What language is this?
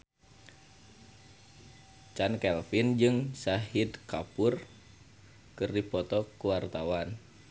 Sundanese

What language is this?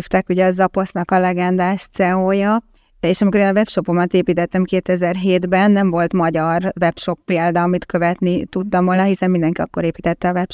Hungarian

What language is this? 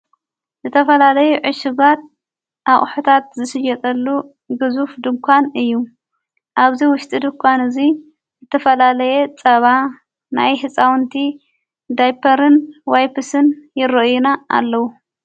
Tigrinya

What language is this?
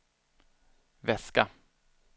Swedish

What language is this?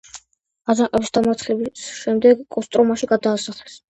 Georgian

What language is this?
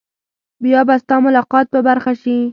Pashto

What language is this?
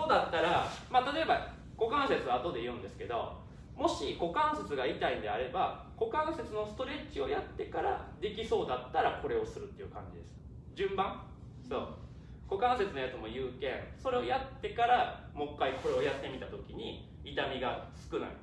Japanese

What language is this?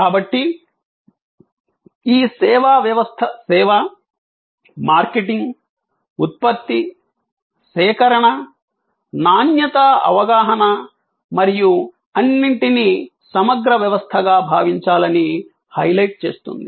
Telugu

